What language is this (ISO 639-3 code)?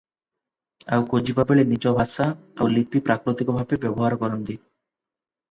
ori